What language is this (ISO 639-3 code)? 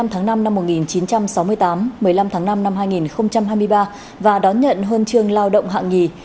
vie